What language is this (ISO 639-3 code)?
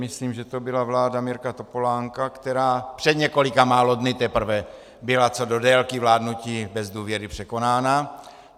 ces